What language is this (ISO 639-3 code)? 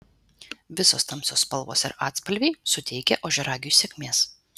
lit